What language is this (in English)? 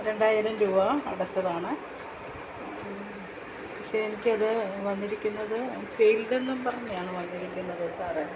Malayalam